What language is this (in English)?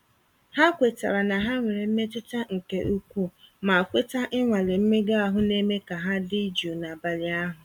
Igbo